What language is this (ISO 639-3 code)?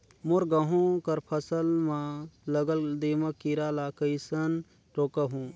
hne